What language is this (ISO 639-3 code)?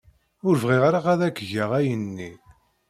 kab